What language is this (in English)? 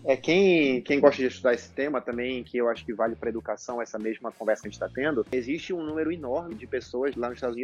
Portuguese